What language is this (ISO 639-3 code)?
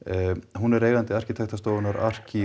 isl